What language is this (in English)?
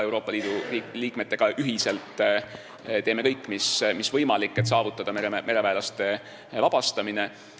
Estonian